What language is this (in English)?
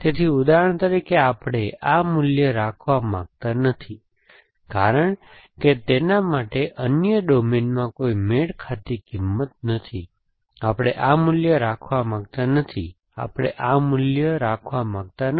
Gujarati